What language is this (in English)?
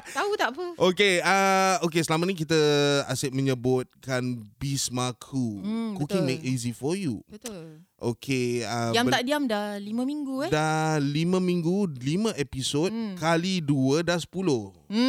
Malay